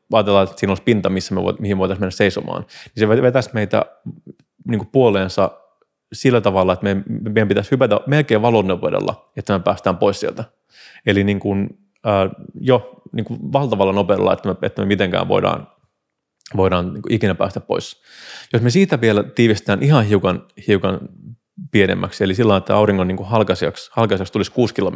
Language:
Finnish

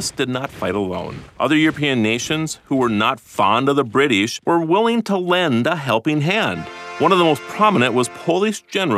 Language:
English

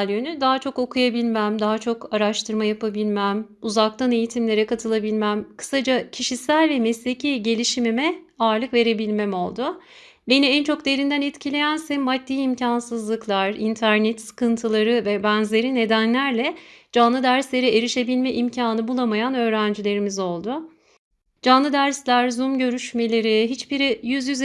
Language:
Turkish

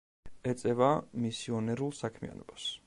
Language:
Georgian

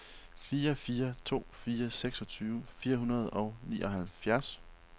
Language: Danish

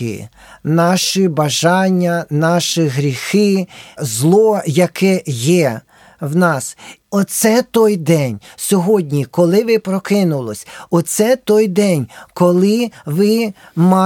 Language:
Ukrainian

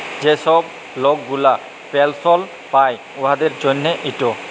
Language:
Bangla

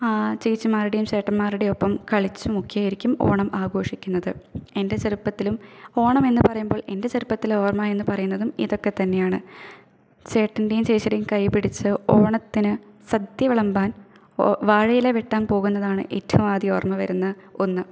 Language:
Malayalam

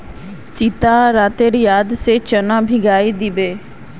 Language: Magahi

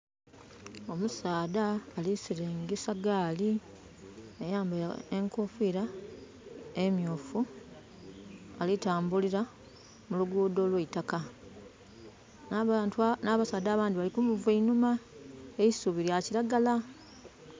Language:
Soga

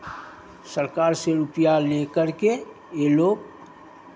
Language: Hindi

